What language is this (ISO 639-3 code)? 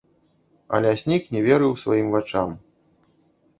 bel